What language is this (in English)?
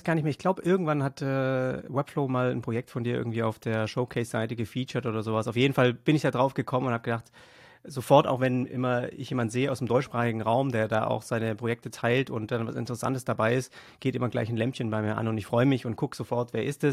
German